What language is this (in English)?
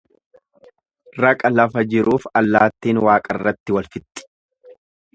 Oromo